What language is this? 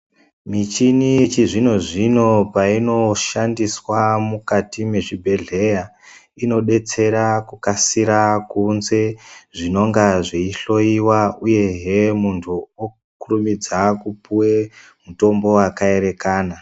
Ndau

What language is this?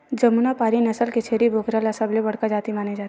Chhattisgarhi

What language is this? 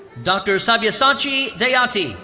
English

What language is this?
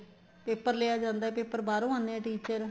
Punjabi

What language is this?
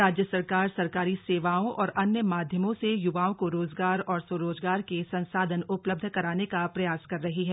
Hindi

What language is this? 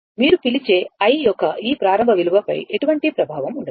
Telugu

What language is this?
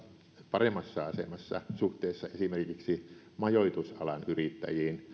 Finnish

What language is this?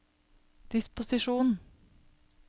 Norwegian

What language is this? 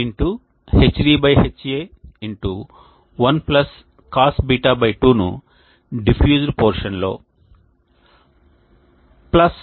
Telugu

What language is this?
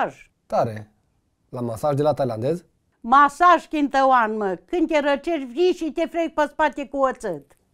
Romanian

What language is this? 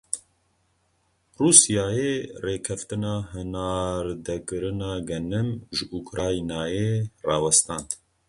Kurdish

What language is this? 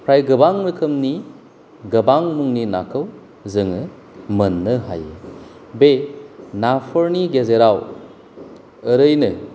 Bodo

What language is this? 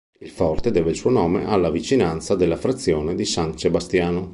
Italian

